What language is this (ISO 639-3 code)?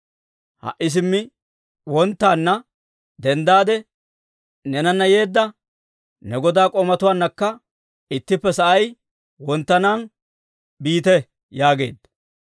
dwr